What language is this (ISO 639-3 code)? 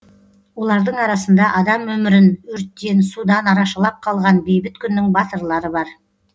kaz